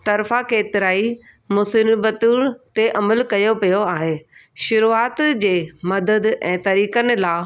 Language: Sindhi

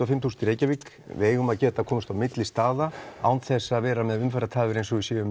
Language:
Icelandic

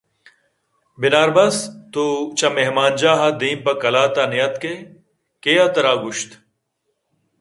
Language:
Eastern Balochi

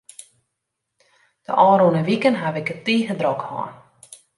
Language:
Western Frisian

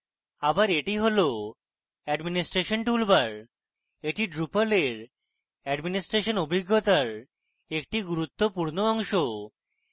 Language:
Bangla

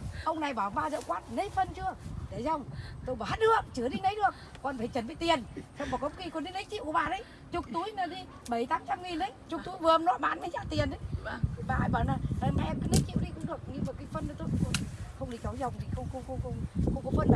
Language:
Vietnamese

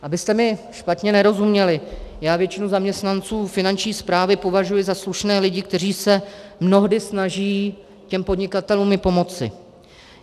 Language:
Czech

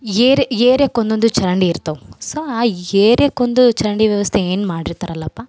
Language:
Kannada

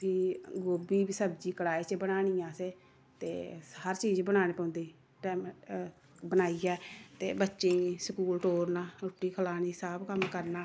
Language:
Dogri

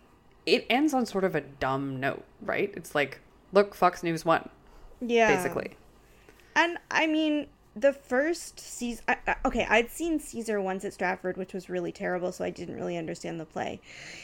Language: English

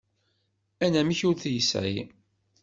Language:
Kabyle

